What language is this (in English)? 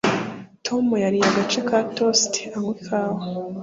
Kinyarwanda